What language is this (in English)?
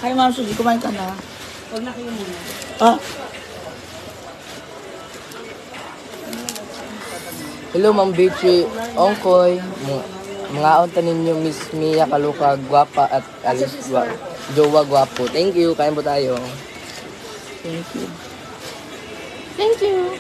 Filipino